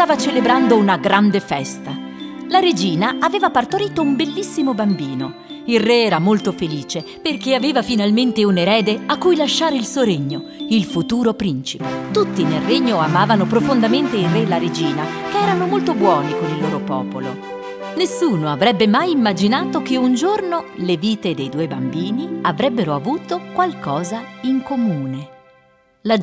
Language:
Italian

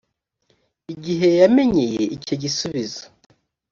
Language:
Kinyarwanda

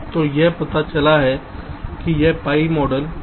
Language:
Hindi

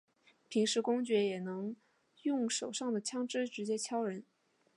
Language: Chinese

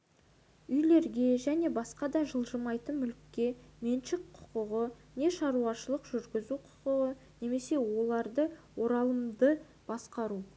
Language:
Kazakh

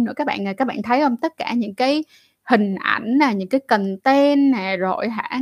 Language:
Vietnamese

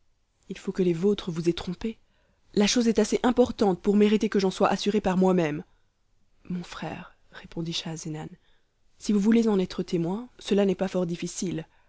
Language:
French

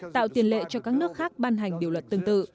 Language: Vietnamese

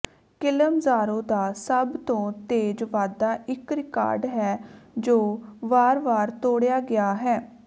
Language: Punjabi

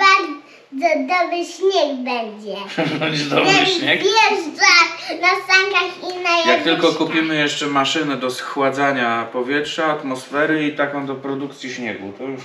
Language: Polish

